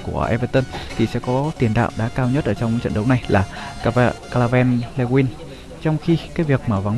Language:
Vietnamese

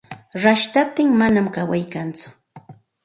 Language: Santa Ana de Tusi Pasco Quechua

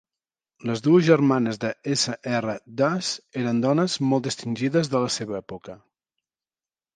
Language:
Catalan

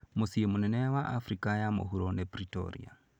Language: Kikuyu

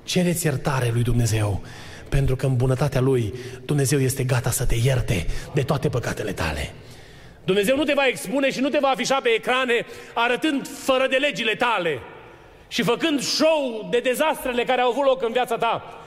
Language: Romanian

